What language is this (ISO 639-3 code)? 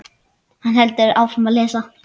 isl